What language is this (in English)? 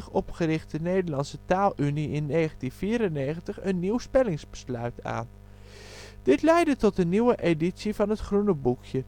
Dutch